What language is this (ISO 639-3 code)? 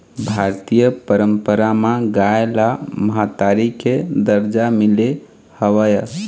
hne